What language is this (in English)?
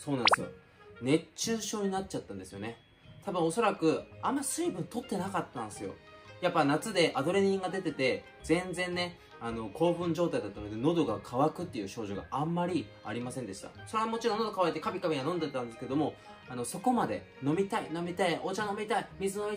Japanese